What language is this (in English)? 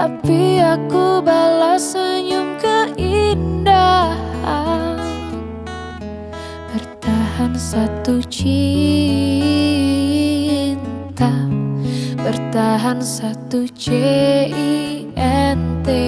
Indonesian